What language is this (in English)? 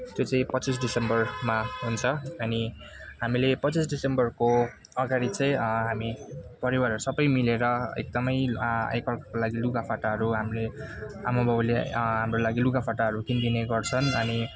Nepali